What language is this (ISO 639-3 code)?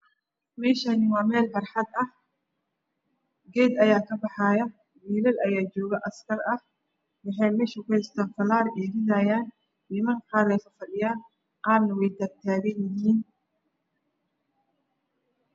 som